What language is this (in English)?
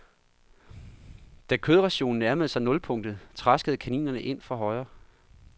Danish